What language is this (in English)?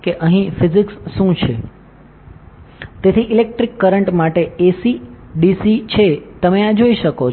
Gujarati